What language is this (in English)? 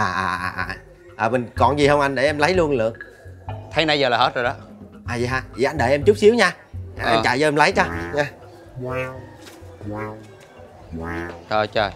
Vietnamese